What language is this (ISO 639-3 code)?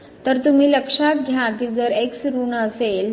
mar